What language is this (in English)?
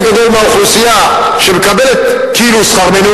Hebrew